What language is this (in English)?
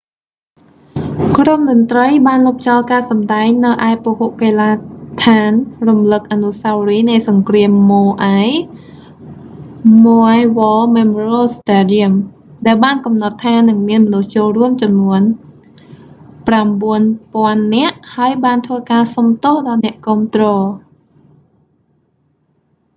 Khmer